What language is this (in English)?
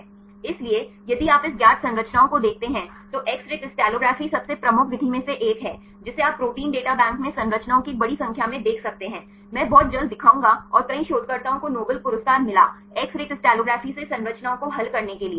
Hindi